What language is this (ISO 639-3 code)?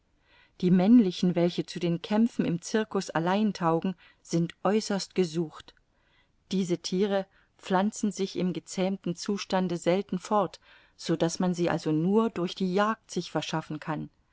deu